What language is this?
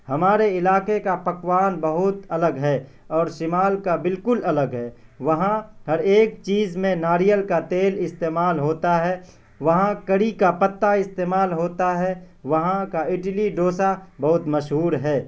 Urdu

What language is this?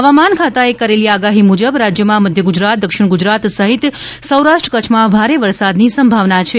Gujarati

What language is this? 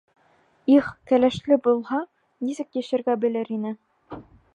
Bashkir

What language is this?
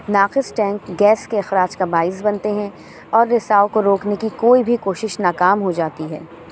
Urdu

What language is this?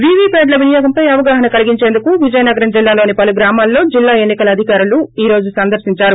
Telugu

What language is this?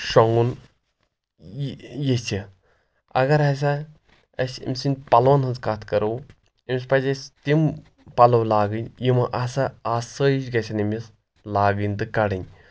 Kashmiri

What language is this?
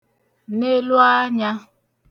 Igbo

